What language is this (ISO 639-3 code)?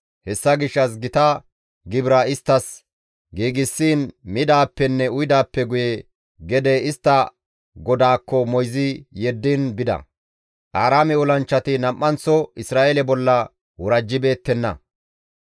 gmv